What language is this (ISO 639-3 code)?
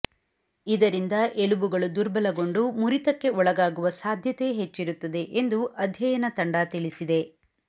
kan